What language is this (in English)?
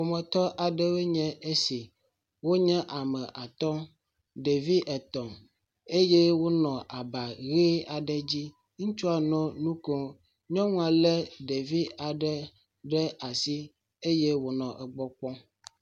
Ewe